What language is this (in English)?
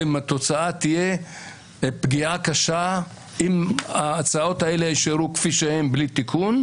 Hebrew